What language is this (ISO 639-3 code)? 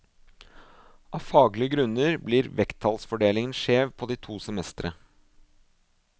nor